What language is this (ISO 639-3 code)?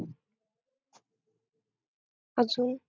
mar